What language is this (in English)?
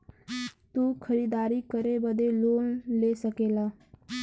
Bhojpuri